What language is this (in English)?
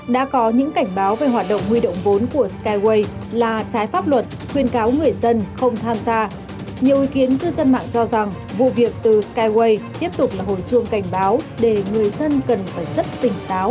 Vietnamese